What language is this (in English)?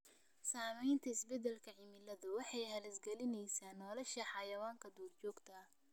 Somali